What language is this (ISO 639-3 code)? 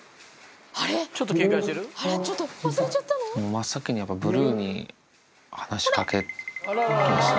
jpn